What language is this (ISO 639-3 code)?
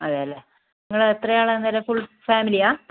mal